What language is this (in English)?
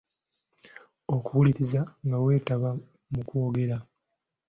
Ganda